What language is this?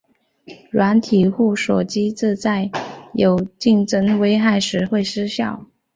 Chinese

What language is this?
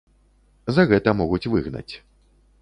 Belarusian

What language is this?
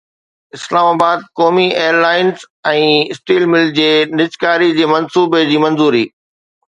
Sindhi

